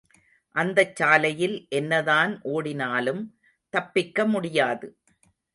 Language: Tamil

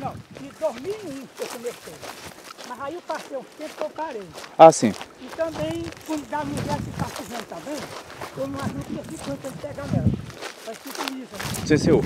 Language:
Portuguese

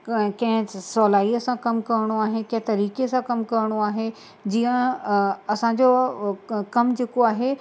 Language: Sindhi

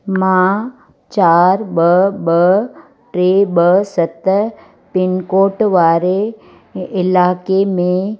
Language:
Sindhi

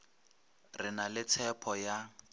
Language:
Northern Sotho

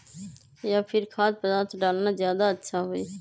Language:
Magahi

